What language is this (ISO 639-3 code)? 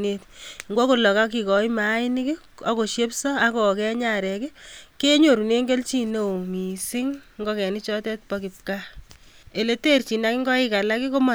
kln